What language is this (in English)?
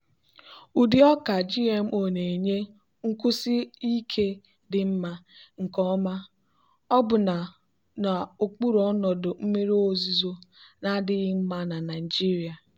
Igbo